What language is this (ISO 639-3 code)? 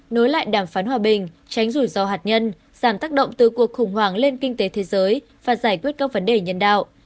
vie